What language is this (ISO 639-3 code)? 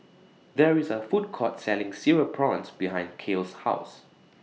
eng